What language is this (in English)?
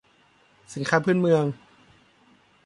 Thai